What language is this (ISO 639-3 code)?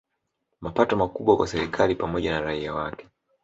swa